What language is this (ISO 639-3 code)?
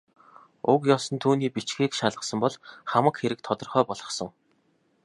mon